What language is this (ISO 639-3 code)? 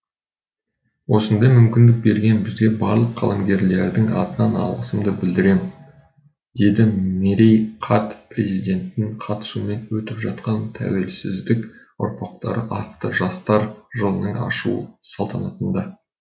kaz